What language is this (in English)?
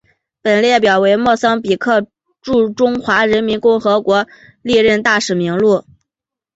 Chinese